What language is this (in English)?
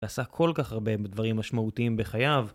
Hebrew